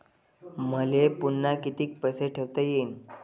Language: Marathi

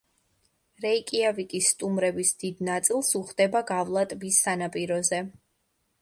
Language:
Georgian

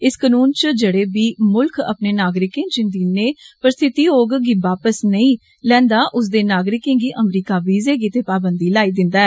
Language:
Dogri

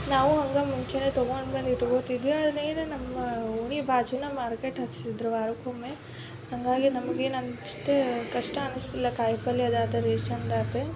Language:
Kannada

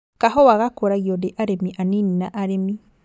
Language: Kikuyu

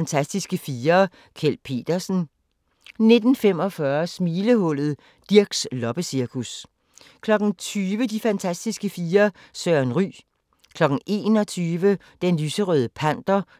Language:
Danish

